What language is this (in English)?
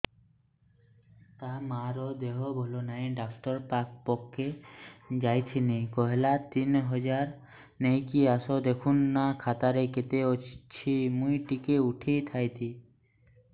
Odia